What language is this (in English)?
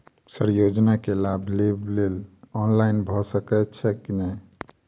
Maithili